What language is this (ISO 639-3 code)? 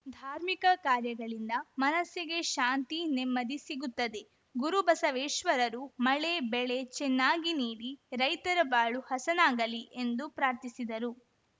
kan